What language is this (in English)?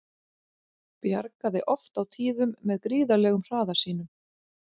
Icelandic